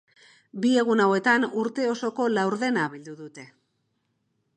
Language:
Basque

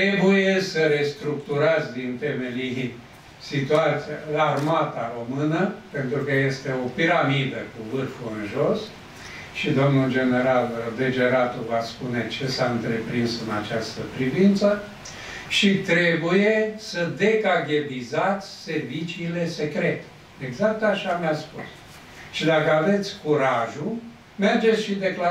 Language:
Romanian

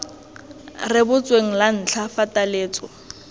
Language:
Tswana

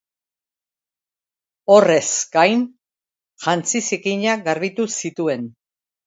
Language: Basque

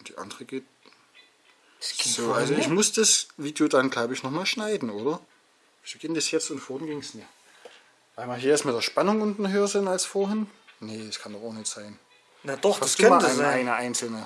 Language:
German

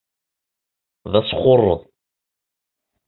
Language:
Kabyle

